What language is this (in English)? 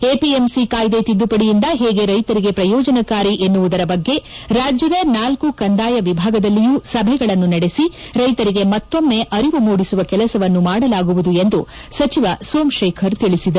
Kannada